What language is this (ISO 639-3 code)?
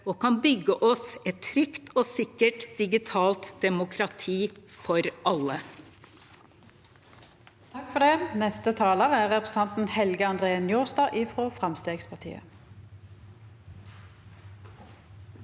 nor